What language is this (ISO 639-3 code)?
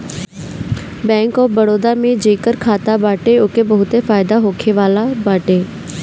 bho